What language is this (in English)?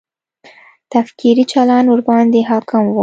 Pashto